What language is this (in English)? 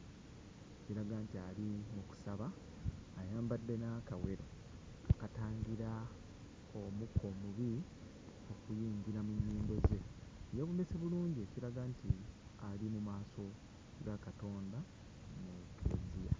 Ganda